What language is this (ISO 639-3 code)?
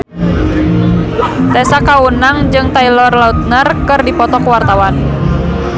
sun